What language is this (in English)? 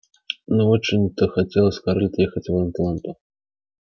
Russian